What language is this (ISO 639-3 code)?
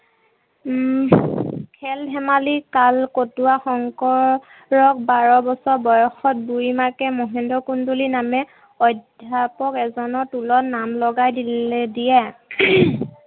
asm